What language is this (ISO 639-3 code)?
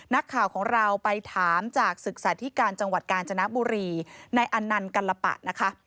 tha